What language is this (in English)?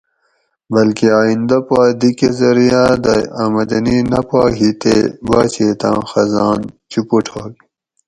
Gawri